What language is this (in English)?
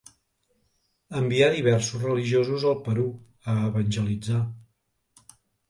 Catalan